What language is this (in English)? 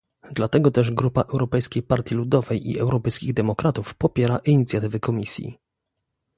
Polish